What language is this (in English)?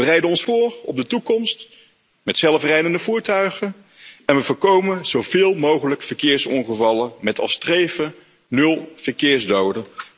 Dutch